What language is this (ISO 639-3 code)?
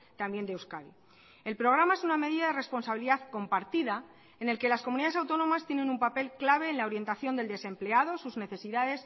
spa